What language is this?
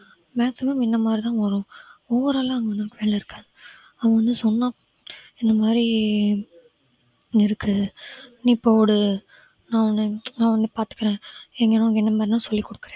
Tamil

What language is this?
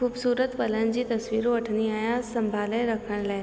Sindhi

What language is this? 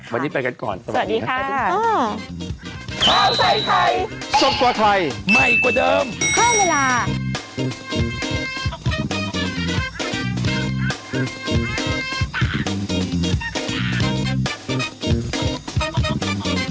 Thai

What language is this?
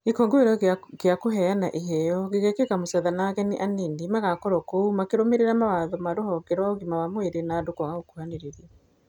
Kikuyu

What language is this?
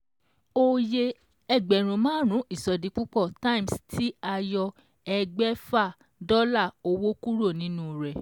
Yoruba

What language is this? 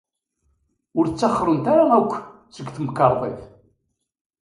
Kabyle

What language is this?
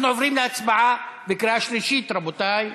Hebrew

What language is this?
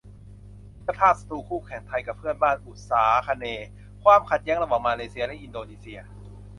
Thai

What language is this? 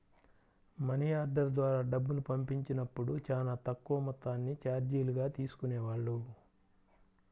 Telugu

